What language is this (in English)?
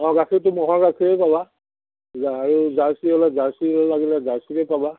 Assamese